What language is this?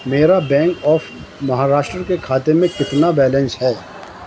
Urdu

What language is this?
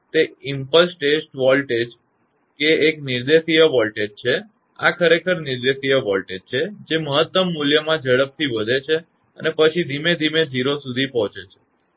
Gujarati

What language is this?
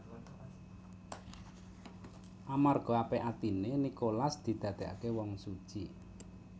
Javanese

